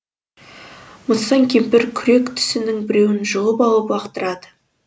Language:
Kazakh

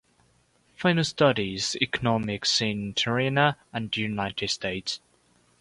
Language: English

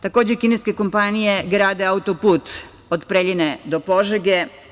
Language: Serbian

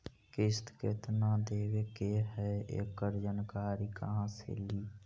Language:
Magahi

